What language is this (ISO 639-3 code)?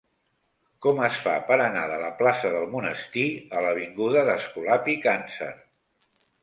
cat